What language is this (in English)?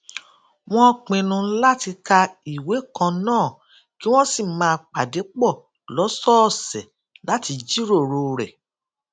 Yoruba